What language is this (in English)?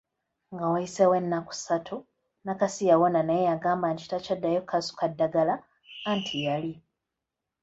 Ganda